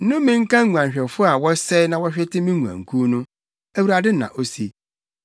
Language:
Akan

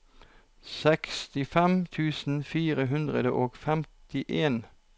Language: Norwegian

